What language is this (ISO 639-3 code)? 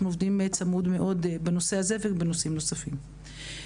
heb